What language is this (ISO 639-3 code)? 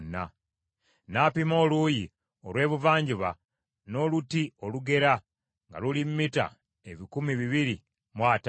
lug